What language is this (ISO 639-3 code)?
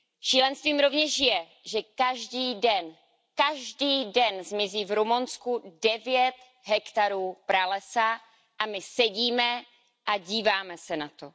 ces